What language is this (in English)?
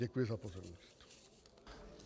Czech